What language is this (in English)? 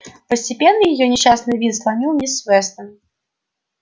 Russian